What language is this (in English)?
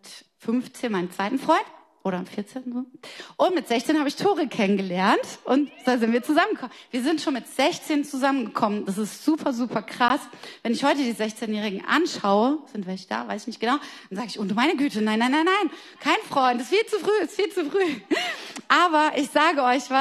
German